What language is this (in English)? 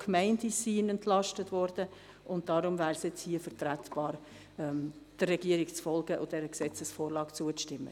Swiss German